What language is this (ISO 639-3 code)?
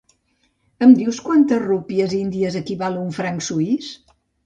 cat